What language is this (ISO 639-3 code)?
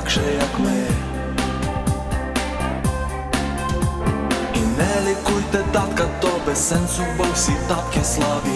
ukr